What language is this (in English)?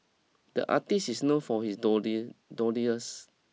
English